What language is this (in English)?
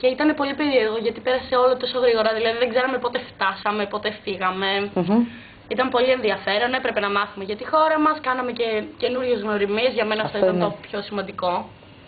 Greek